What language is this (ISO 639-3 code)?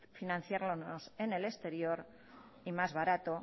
spa